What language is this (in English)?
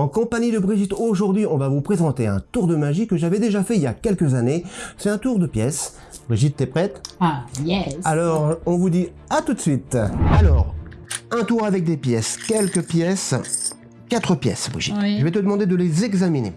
French